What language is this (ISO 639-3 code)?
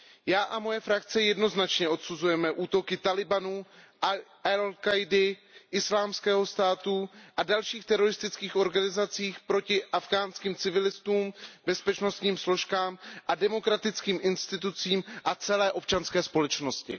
ces